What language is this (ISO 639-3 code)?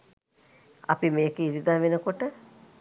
sin